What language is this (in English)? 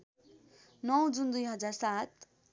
Nepali